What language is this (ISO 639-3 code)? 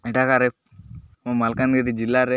ori